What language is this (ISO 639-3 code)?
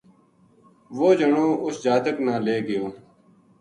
gju